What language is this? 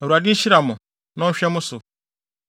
Akan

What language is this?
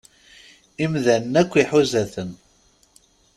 Kabyle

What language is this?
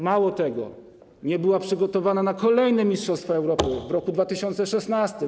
Polish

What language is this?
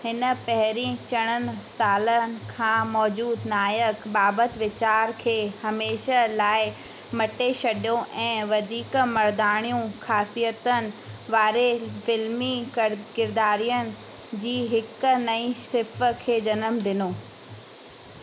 Sindhi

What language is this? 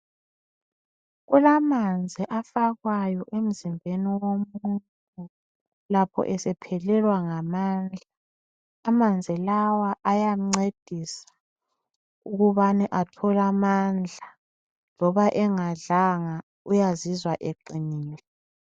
North Ndebele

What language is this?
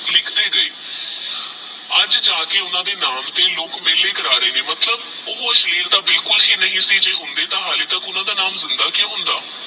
Punjabi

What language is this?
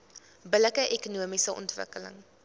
Afrikaans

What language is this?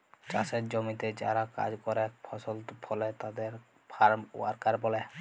Bangla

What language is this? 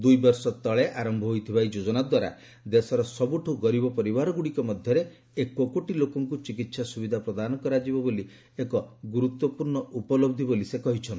Odia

